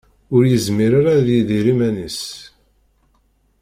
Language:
Kabyle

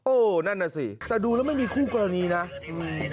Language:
Thai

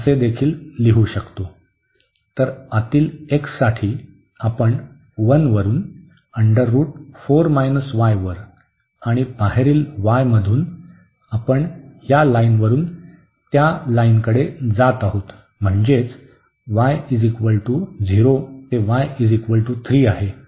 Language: Marathi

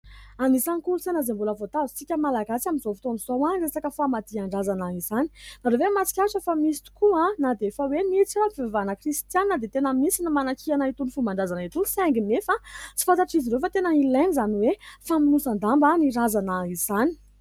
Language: Malagasy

